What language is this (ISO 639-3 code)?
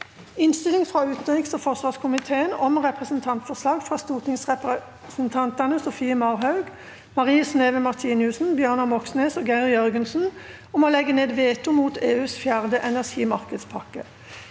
nor